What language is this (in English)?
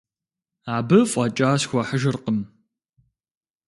Kabardian